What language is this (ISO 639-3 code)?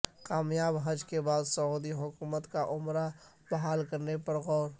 urd